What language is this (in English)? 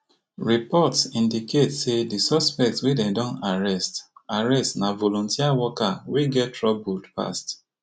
Nigerian Pidgin